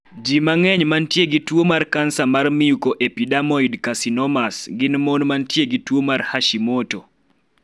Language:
Luo (Kenya and Tanzania)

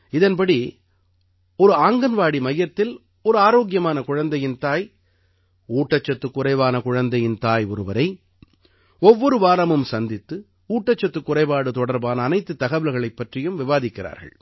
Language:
Tamil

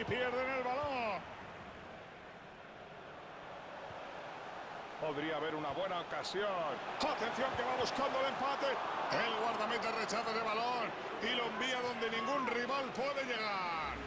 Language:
Spanish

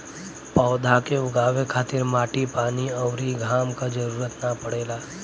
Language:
Bhojpuri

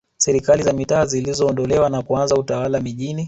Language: Swahili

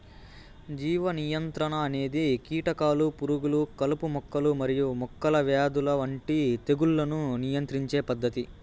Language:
Telugu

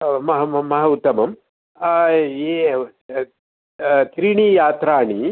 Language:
Sanskrit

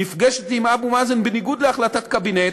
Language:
Hebrew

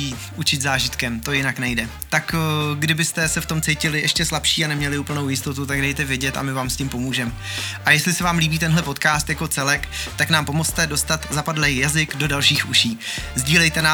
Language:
Czech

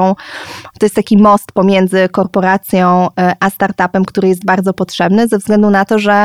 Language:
Polish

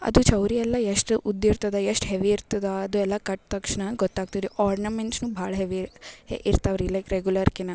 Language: Kannada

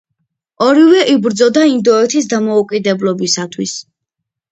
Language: Georgian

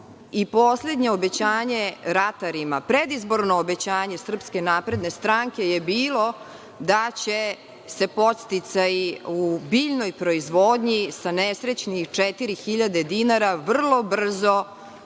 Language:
Serbian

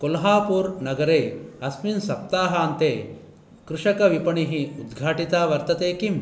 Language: Sanskrit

